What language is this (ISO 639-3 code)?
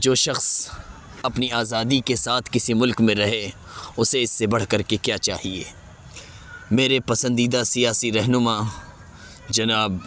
urd